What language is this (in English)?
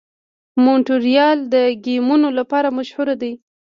Pashto